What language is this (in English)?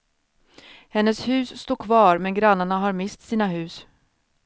Swedish